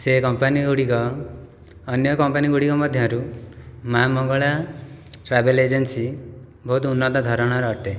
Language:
Odia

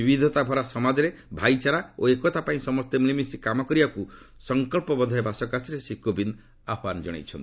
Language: Odia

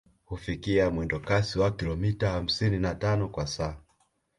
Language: Swahili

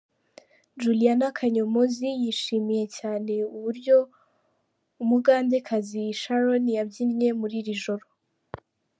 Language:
Kinyarwanda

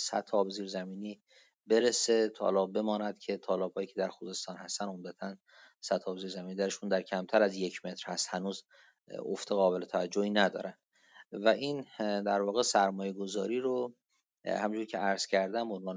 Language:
Persian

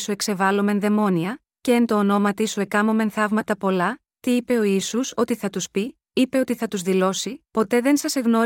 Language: Greek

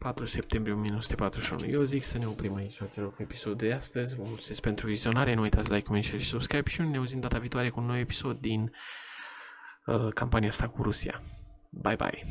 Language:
Romanian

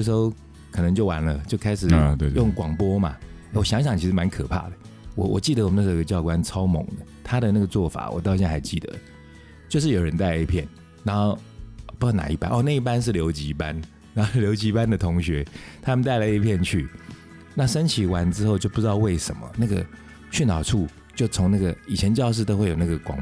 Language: Chinese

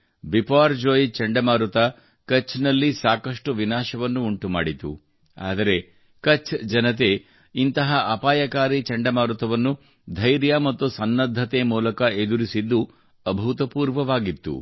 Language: Kannada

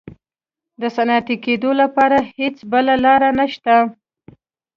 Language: Pashto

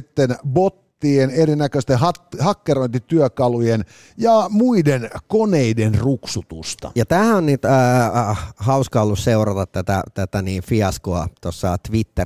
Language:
Finnish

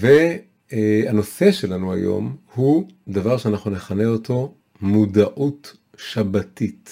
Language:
Hebrew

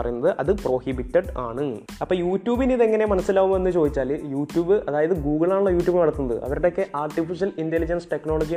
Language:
Malayalam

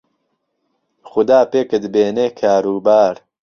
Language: Central Kurdish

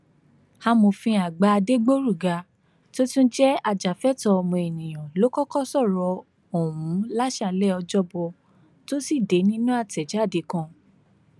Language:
Yoruba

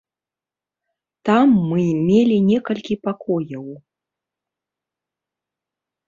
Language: Belarusian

